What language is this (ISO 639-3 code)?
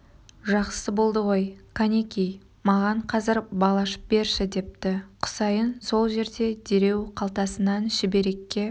kaz